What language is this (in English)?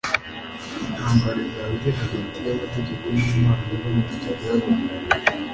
Kinyarwanda